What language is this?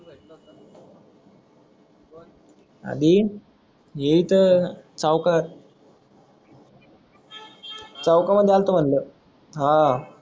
Marathi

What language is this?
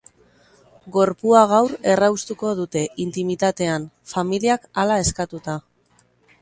Basque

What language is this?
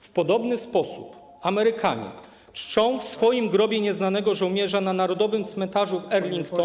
Polish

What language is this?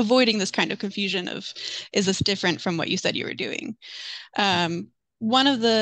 English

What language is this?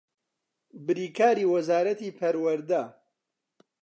Central Kurdish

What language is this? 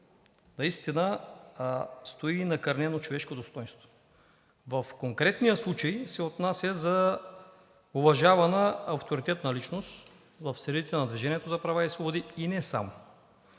Bulgarian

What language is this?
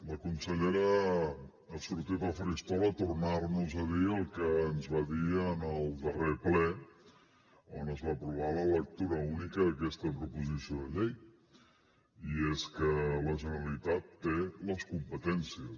Catalan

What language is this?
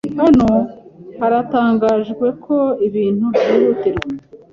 Kinyarwanda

